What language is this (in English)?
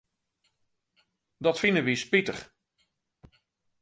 Western Frisian